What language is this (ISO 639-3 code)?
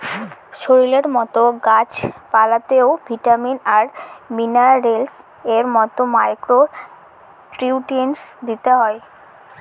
ben